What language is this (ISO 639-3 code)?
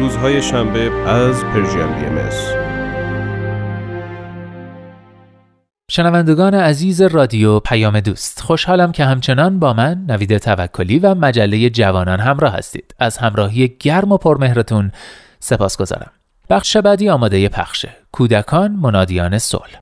fas